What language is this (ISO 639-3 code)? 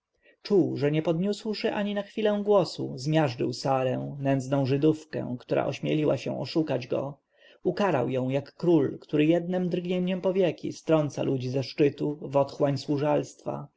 pol